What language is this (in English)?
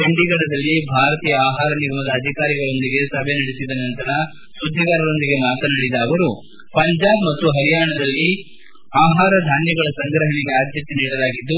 Kannada